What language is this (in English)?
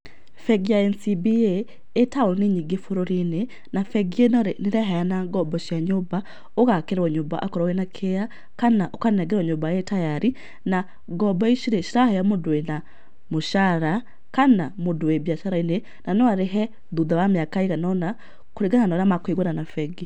Kikuyu